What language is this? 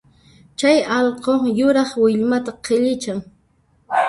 Puno Quechua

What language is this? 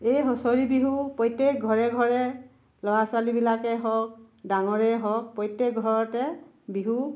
Assamese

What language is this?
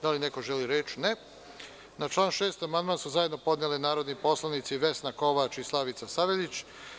Serbian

